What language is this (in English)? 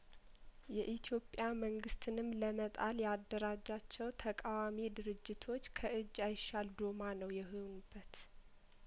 Amharic